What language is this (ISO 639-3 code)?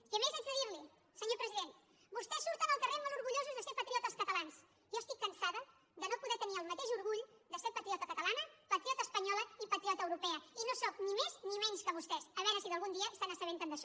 cat